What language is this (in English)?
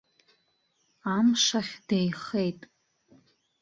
Abkhazian